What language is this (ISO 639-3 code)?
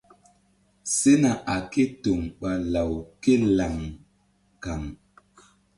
mdd